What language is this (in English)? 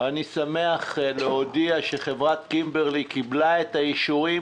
Hebrew